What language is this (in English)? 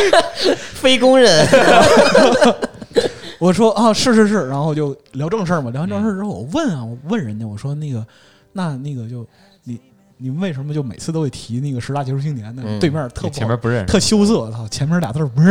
Chinese